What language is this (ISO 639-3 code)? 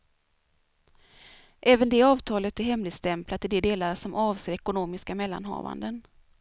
swe